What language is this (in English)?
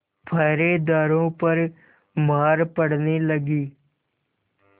Hindi